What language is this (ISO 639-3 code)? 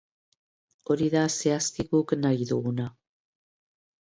eus